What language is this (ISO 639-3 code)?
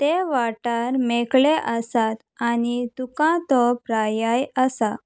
kok